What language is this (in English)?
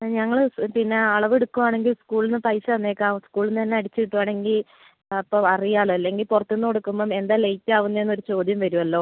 Malayalam